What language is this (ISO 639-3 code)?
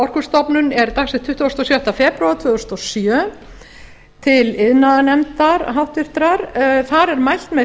isl